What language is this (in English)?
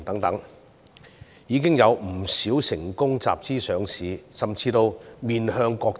Cantonese